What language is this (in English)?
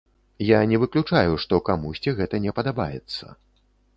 Belarusian